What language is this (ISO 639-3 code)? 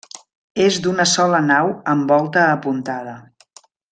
cat